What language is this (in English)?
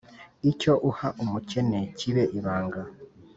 Kinyarwanda